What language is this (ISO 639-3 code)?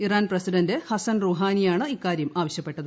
mal